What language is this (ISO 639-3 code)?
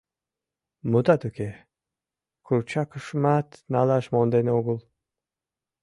chm